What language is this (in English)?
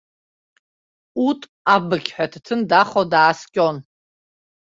Abkhazian